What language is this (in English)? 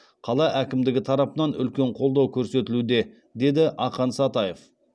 Kazakh